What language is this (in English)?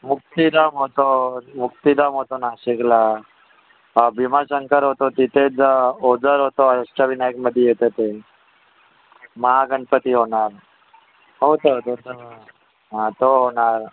Marathi